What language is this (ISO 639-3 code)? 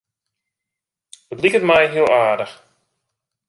fry